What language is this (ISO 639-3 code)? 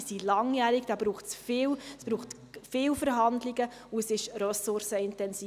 gsw